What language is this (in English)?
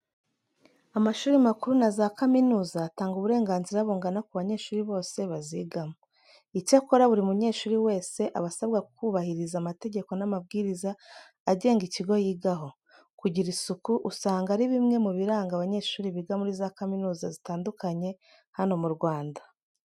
Kinyarwanda